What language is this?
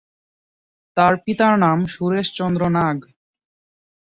Bangla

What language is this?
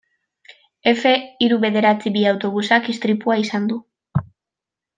Basque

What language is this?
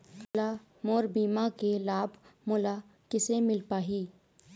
Chhattisgarhi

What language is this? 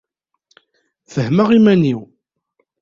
Kabyle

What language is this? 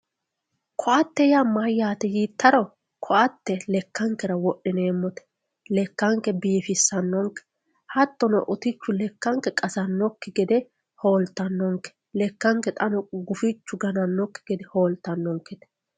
Sidamo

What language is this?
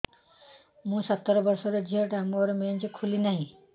Odia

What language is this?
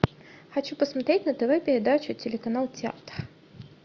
Russian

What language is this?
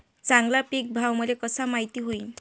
Marathi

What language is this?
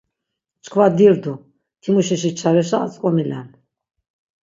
Laz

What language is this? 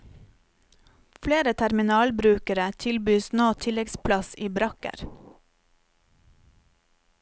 Norwegian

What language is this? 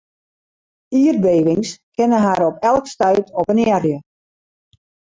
Western Frisian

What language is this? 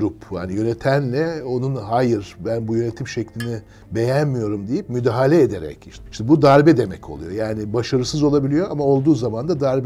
Turkish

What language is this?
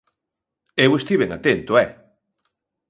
Galician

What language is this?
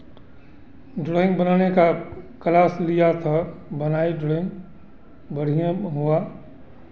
Hindi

